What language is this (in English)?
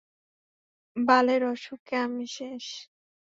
Bangla